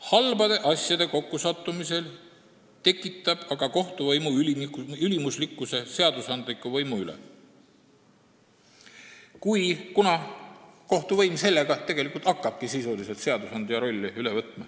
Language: Estonian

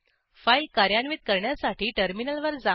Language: Marathi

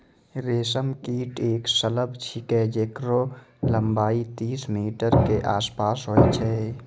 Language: Maithili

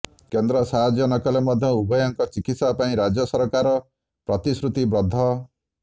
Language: Odia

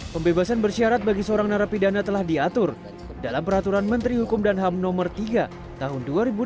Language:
Indonesian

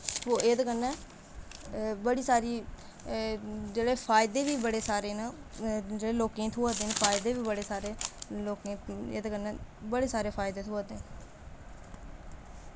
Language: Dogri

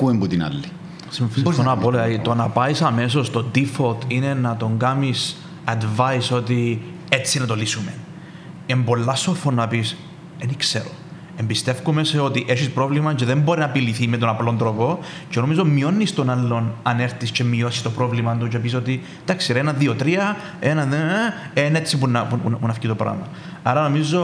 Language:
Greek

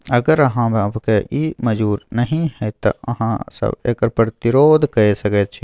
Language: Maithili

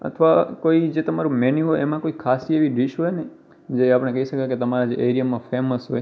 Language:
Gujarati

